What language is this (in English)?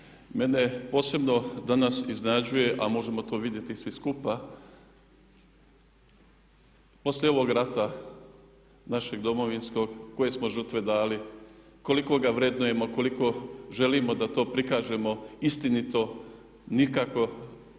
Croatian